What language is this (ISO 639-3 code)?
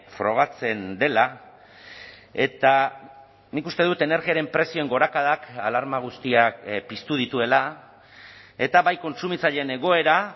eus